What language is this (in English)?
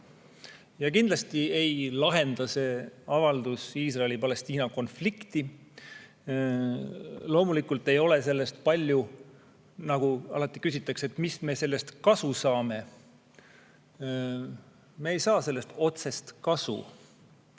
Estonian